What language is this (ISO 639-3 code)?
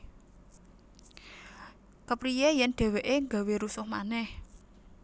jav